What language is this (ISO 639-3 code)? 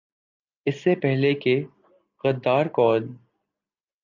urd